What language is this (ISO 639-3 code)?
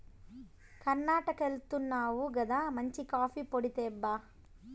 tel